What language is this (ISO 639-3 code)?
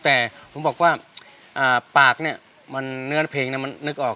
tha